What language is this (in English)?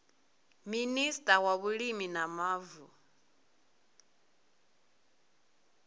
Venda